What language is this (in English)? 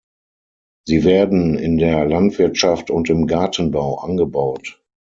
German